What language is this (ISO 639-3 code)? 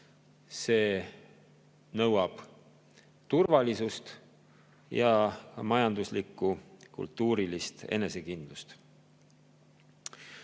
est